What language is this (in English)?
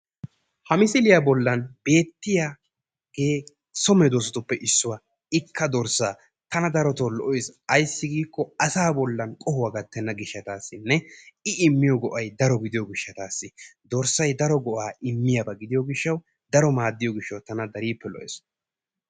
Wolaytta